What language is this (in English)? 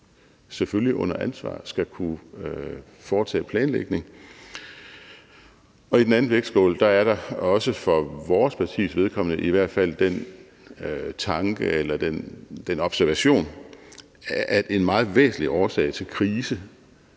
Danish